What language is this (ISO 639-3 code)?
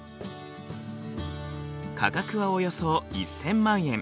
jpn